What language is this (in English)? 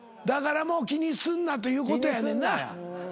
Japanese